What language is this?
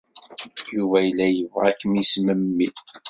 Kabyle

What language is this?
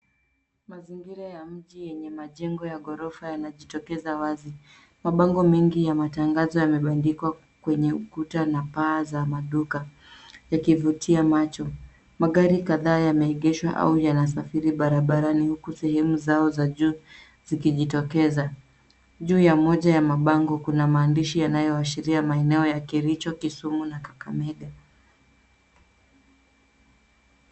Swahili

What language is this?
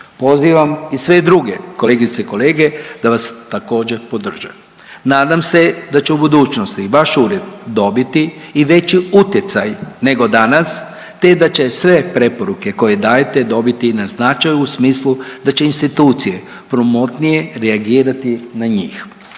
Croatian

